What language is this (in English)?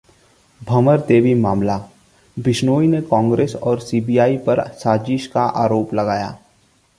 Hindi